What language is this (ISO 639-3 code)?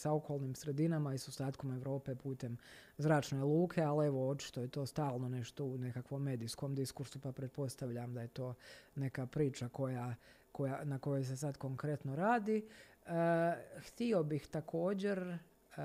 hrv